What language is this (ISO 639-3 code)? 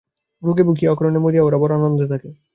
ben